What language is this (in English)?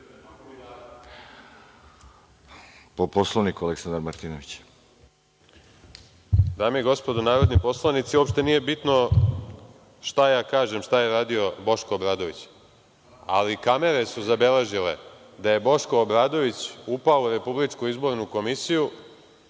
Serbian